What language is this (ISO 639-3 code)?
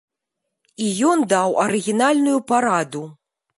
bel